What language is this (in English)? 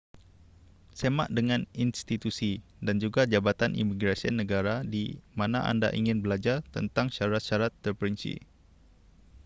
Malay